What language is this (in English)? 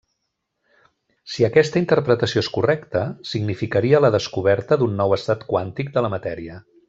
Catalan